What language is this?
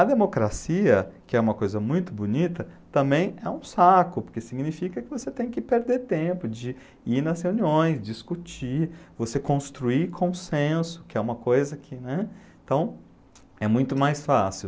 Portuguese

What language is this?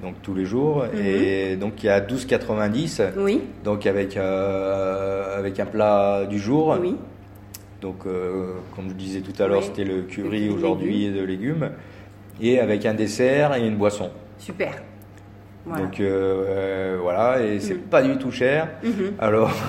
French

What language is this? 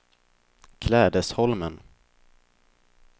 Swedish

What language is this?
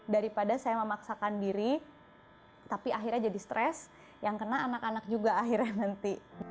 Indonesian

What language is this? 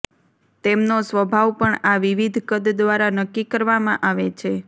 Gujarati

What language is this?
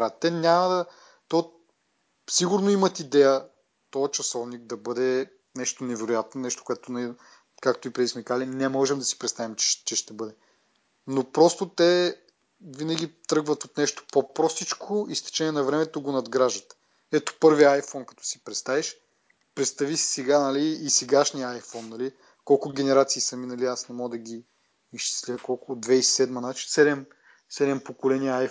Bulgarian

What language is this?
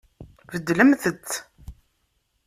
Kabyle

